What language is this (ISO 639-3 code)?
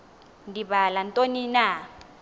xho